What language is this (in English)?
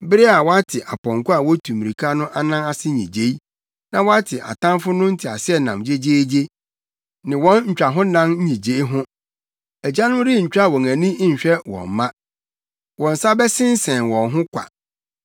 Akan